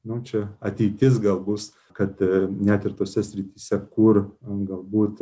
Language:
Lithuanian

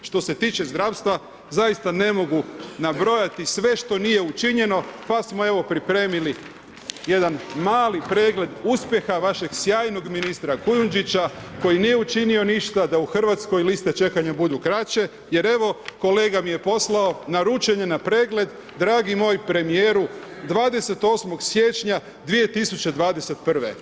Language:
Croatian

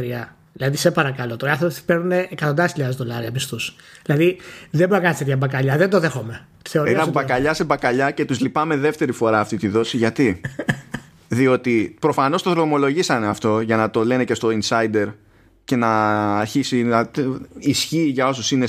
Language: Greek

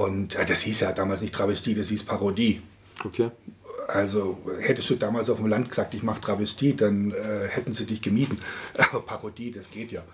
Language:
German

